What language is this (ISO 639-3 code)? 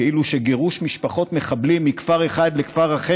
heb